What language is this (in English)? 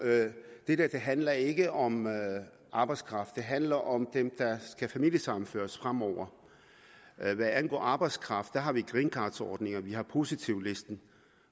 Danish